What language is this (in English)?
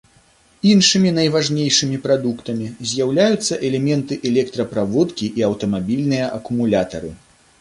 Belarusian